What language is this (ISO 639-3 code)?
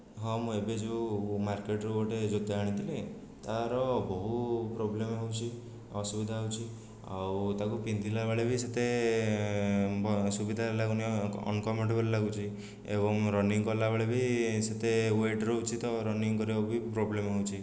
ori